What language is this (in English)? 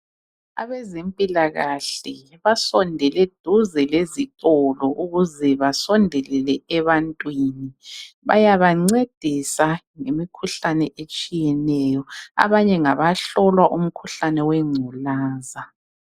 North Ndebele